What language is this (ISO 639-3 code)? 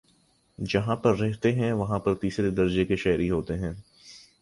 urd